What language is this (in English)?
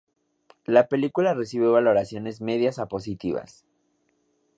Spanish